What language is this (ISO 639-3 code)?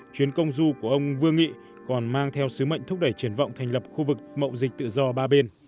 vie